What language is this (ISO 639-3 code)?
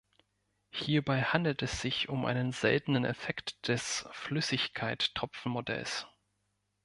deu